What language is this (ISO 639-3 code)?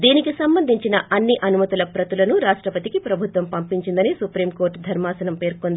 tel